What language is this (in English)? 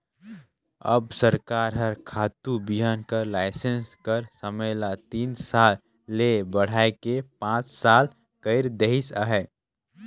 Chhattisgarhi